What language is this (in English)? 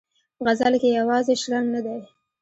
Pashto